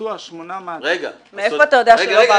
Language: Hebrew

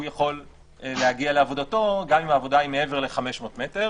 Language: Hebrew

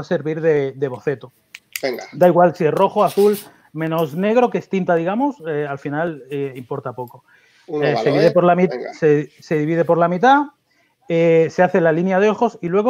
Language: Spanish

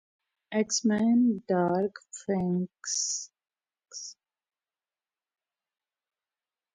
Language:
Urdu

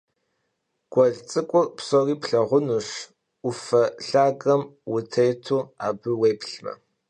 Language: Kabardian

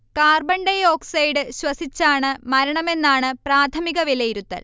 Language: Malayalam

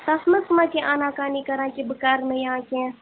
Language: Kashmiri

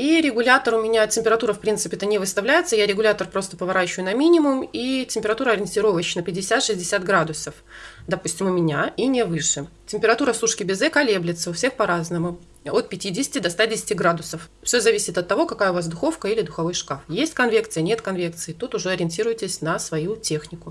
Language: Russian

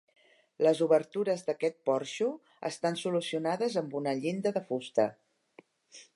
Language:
Catalan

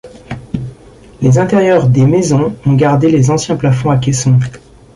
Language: French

